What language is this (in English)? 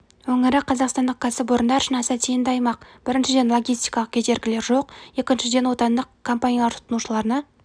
Kazakh